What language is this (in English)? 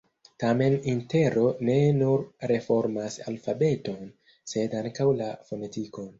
Esperanto